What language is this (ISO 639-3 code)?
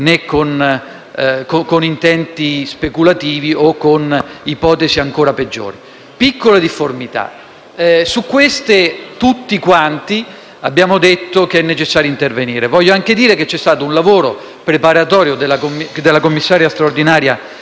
ita